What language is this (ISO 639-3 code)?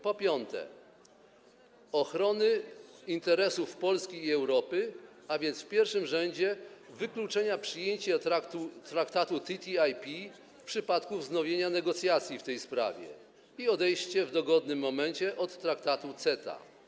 pol